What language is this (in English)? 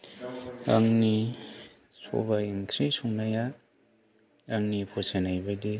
Bodo